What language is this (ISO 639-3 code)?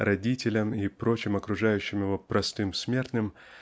rus